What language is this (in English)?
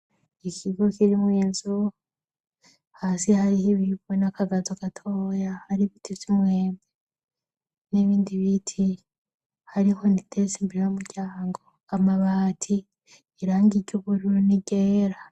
Rundi